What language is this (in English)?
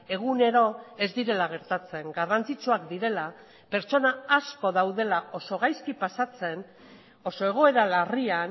Basque